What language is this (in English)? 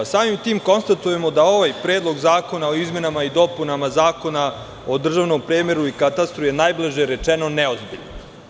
Serbian